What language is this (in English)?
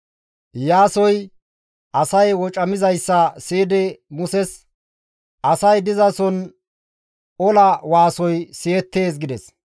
Gamo